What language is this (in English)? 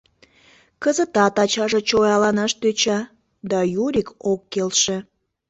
Mari